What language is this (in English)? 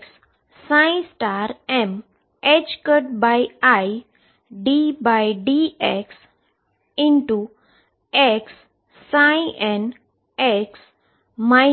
Gujarati